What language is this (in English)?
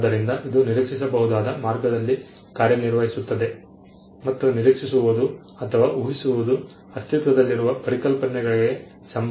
Kannada